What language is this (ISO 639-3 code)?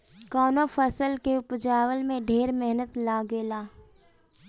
bho